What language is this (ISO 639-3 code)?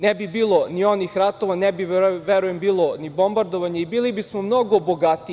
srp